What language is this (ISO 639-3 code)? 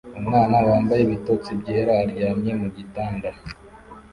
kin